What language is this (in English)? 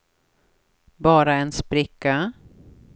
Swedish